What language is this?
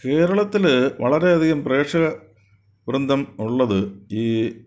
Malayalam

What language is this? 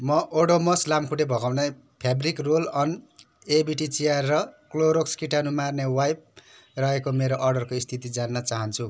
Nepali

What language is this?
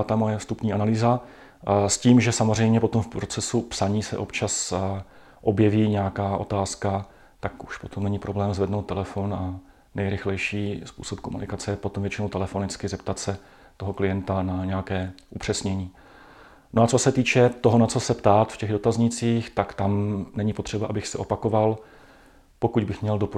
Czech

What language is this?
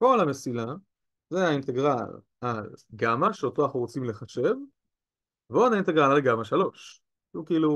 Hebrew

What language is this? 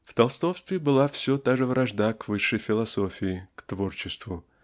Russian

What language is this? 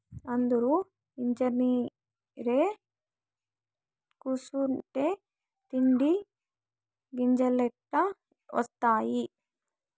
Telugu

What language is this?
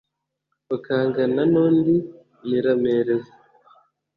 Kinyarwanda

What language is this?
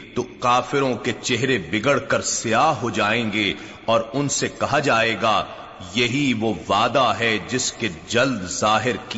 Urdu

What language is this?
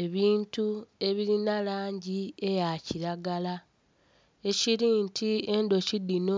Soga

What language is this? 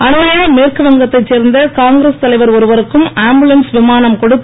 Tamil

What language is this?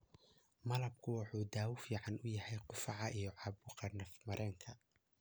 Somali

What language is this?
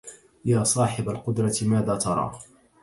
Arabic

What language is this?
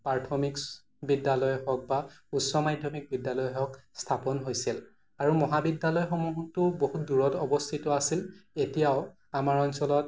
Assamese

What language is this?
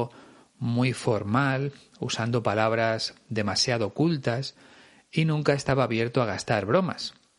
Spanish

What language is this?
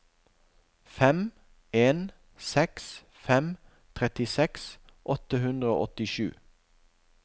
Norwegian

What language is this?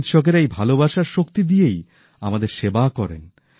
Bangla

